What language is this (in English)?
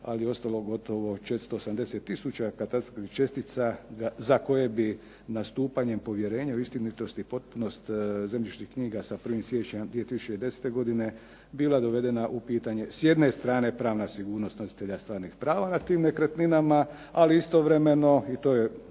Croatian